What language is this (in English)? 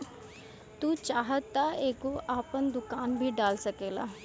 Bhojpuri